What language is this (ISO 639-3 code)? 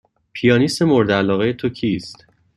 fas